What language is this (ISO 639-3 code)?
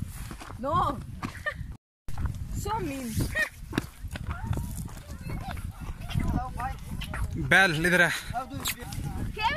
eng